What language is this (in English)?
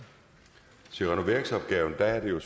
Danish